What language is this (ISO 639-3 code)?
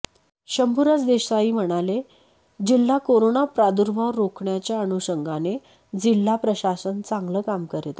mar